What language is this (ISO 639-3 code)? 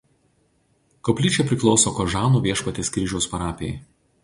lit